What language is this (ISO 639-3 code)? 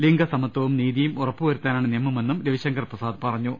mal